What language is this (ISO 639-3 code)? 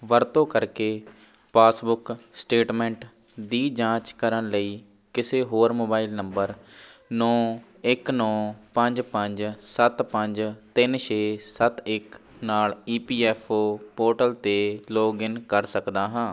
pan